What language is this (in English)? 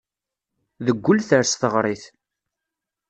Kabyle